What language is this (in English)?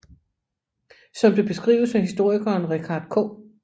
Danish